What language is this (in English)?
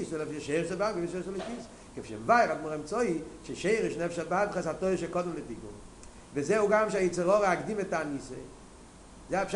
Hebrew